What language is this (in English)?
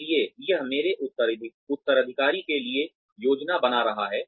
Hindi